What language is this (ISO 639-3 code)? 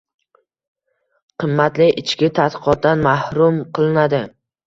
uzb